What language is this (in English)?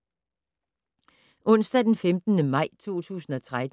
Danish